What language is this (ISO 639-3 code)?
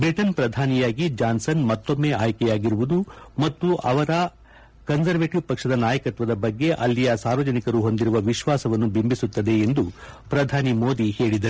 kan